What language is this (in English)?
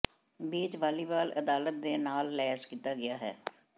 Punjabi